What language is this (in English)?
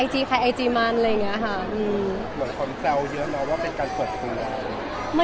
Thai